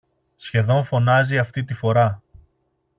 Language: Greek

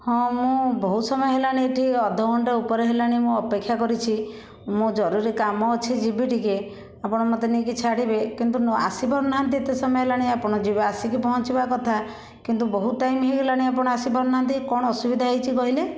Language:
Odia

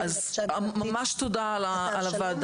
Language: Hebrew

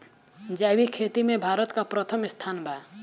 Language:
Bhojpuri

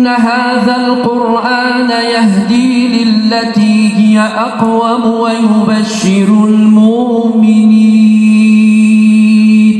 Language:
Arabic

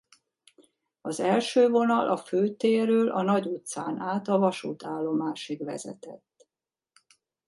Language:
Hungarian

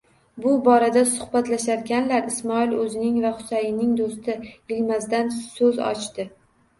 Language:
Uzbek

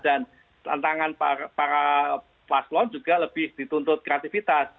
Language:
Indonesian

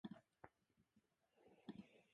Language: Japanese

